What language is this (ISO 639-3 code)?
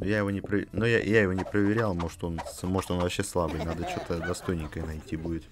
rus